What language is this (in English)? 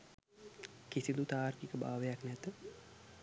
Sinhala